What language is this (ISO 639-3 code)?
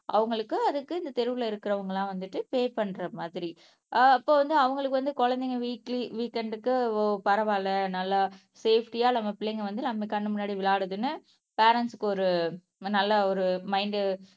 tam